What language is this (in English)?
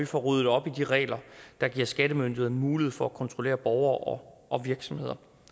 Danish